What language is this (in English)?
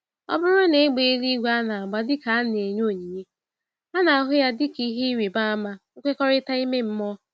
Igbo